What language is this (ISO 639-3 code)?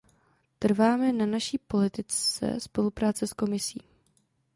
ces